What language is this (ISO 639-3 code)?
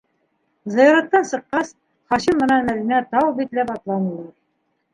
bak